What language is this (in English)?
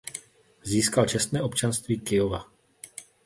Czech